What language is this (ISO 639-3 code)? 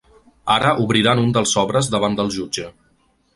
cat